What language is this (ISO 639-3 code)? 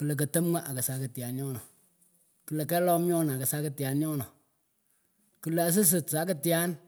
pko